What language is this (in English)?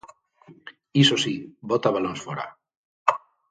Galician